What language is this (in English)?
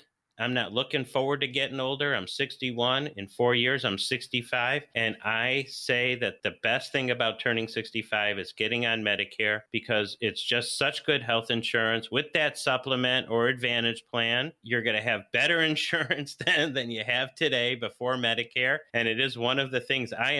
English